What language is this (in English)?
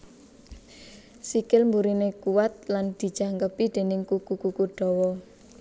Javanese